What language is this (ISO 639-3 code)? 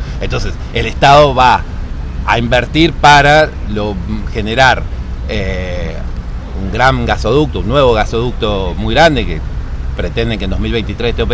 spa